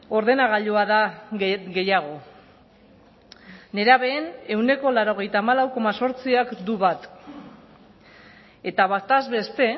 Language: Basque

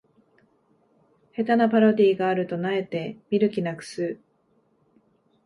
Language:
Japanese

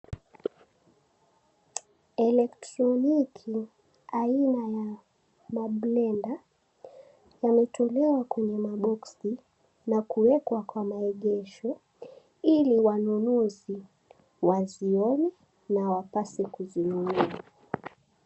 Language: Swahili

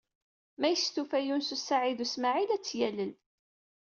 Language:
Kabyle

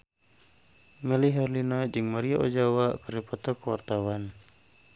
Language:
Sundanese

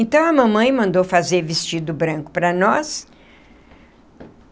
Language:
Portuguese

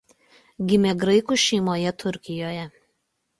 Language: Lithuanian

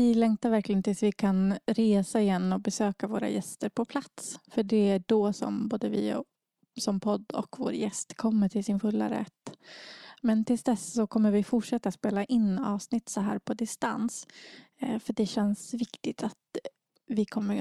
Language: Swedish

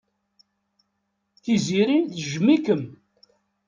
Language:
Kabyle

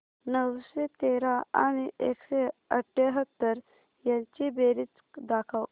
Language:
Marathi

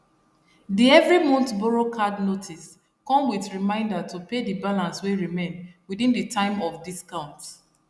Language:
Nigerian Pidgin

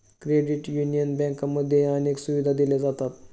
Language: Marathi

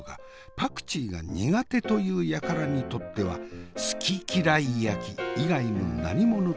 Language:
Japanese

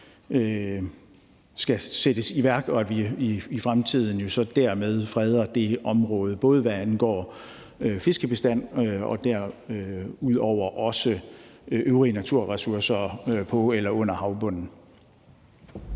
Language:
Danish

